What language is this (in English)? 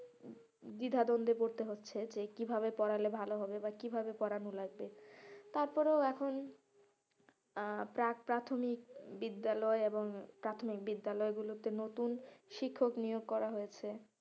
Bangla